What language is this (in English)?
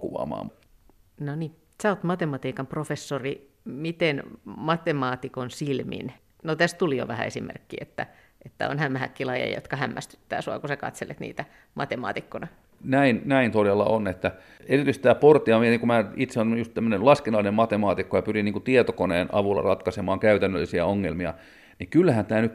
Finnish